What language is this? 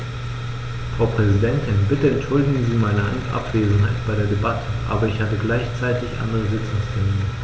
German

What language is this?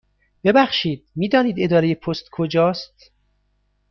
Persian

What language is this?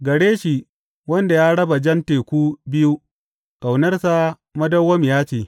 Hausa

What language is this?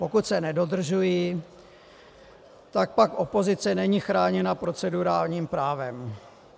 Czech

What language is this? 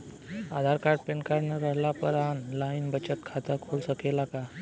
Bhojpuri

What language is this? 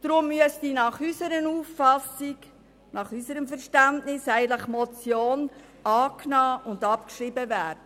Swiss German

